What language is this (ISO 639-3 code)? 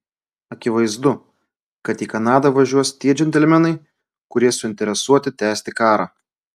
lit